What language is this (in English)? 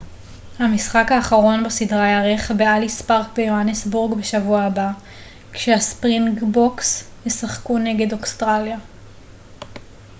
Hebrew